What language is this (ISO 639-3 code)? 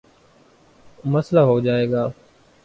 urd